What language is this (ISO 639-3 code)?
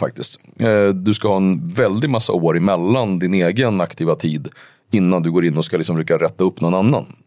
swe